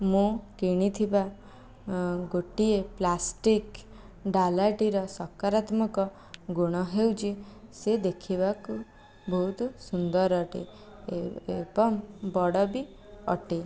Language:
Odia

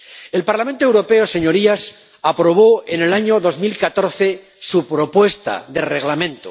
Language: Spanish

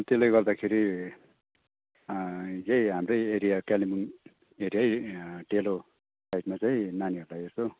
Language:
Nepali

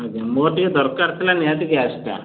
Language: Odia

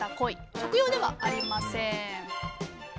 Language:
Japanese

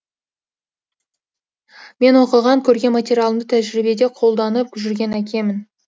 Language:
Kazakh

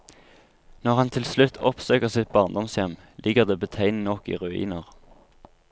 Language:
Norwegian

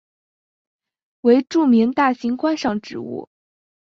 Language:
Chinese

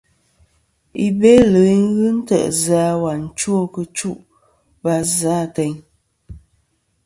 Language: Kom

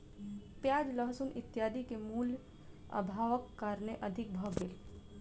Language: Maithili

